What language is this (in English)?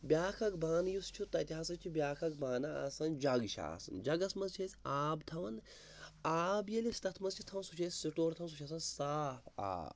Kashmiri